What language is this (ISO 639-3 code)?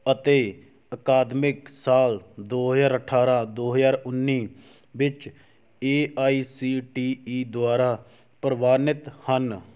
pan